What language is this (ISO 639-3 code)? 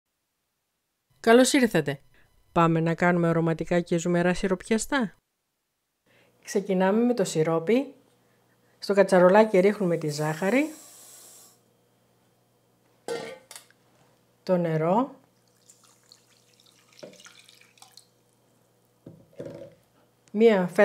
ell